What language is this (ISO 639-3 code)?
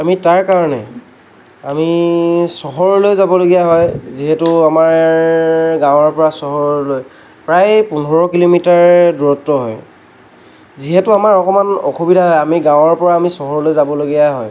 asm